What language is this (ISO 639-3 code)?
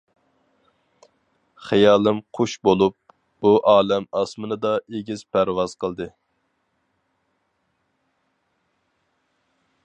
uig